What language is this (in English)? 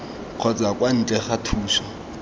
Tswana